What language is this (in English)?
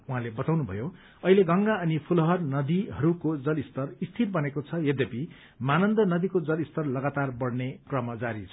Nepali